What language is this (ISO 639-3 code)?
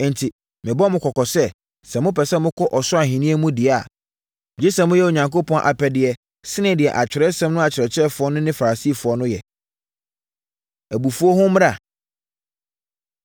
aka